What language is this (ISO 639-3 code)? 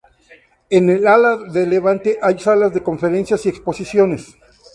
spa